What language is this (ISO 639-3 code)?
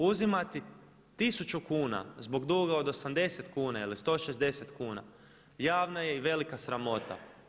hrv